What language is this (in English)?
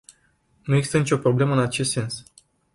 Romanian